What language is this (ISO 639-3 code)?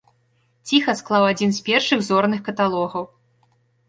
bel